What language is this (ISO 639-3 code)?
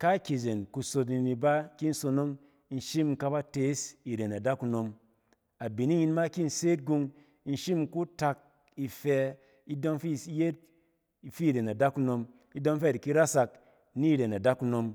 cen